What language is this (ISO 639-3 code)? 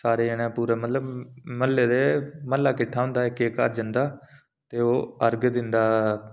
doi